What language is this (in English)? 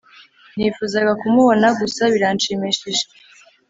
Kinyarwanda